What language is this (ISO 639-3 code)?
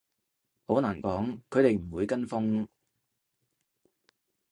yue